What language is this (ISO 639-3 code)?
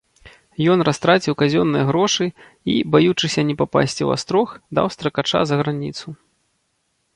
bel